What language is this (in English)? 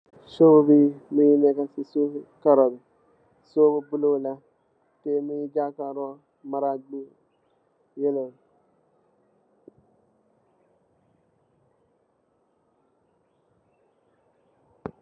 Wolof